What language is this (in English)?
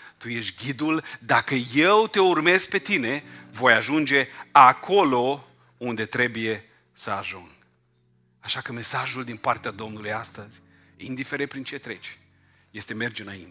Romanian